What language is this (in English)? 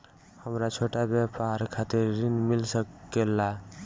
Bhojpuri